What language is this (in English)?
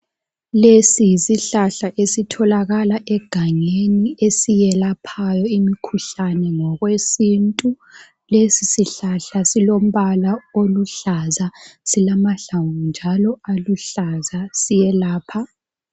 North Ndebele